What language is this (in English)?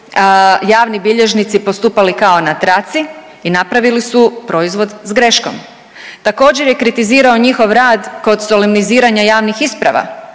Croatian